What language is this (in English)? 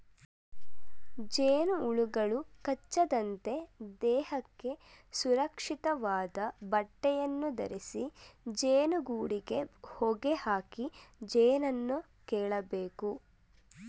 Kannada